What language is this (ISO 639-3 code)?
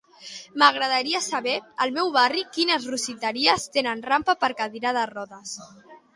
cat